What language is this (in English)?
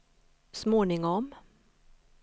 Swedish